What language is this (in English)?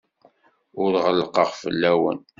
Kabyle